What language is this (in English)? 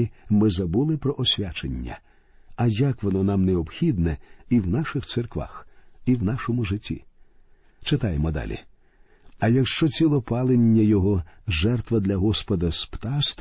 Ukrainian